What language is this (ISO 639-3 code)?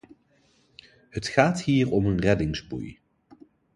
nld